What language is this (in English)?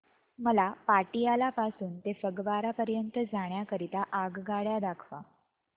Marathi